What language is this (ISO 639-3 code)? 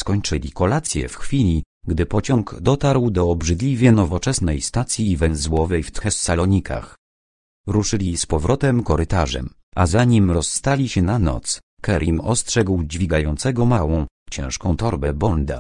pol